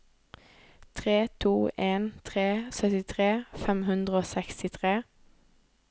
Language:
Norwegian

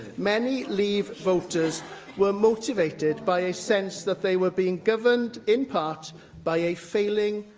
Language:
English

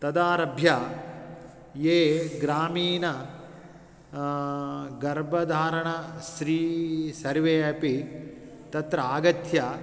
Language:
Sanskrit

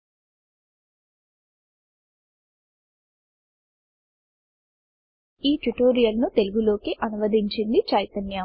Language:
Telugu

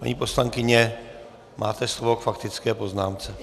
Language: Czech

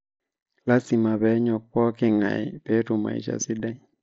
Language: Masai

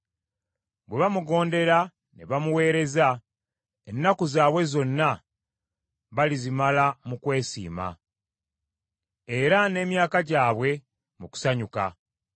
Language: Ganda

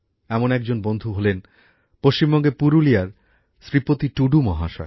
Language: Bangla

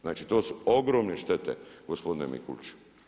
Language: Croatian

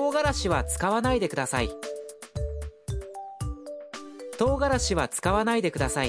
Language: Urdu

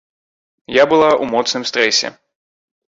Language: Belarusian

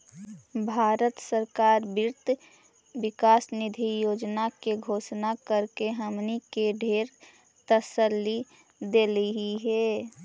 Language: Magahi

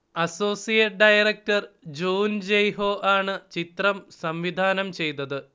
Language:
Malayalam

